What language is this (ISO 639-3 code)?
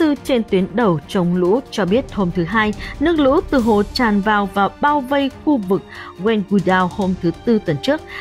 vie